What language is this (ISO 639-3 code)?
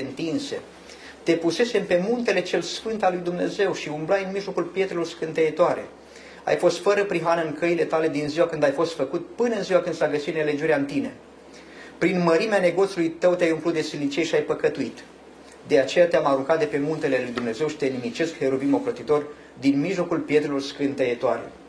ron